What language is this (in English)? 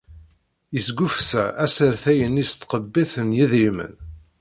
Kabyle